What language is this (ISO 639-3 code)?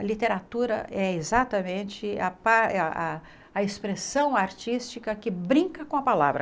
por